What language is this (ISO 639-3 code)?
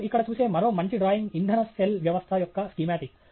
tel